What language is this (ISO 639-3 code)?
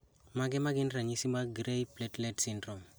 luo